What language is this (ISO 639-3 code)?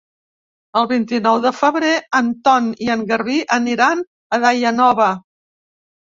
cat